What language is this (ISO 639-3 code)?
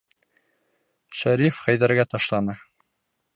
bak